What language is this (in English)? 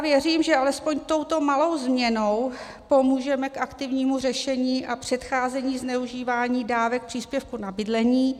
Czech